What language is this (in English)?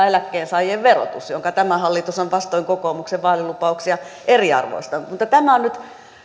Finnish